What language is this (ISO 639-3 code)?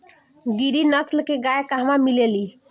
bho